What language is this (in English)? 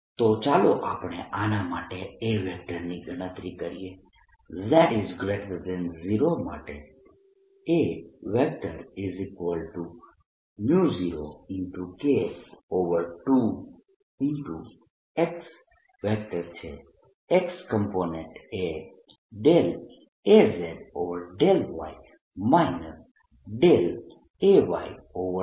Gujarati